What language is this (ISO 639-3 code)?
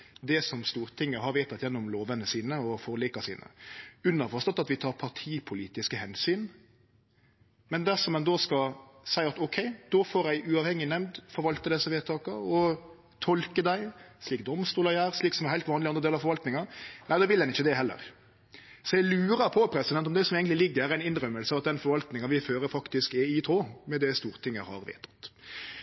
nno